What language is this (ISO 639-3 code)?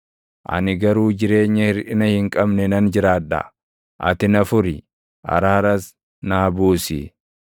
orm